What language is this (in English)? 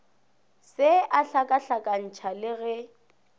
Northern Sotho